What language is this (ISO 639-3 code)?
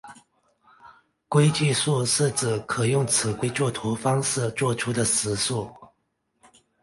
zho